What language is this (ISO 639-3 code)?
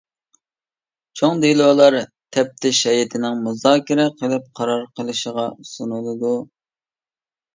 uig